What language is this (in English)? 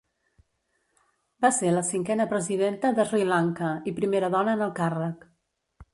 Catalan